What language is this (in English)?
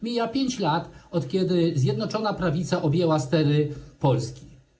Polish